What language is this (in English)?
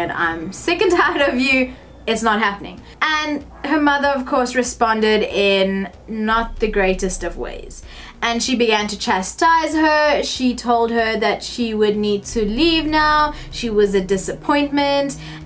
English